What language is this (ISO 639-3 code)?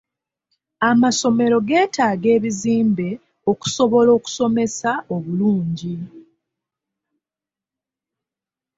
lug